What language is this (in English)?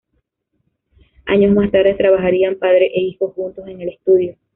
Spanish